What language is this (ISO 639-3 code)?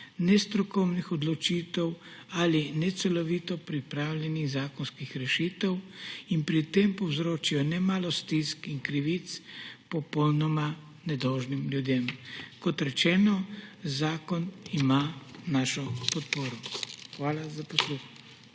slv